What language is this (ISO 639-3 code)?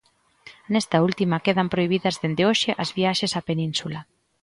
glg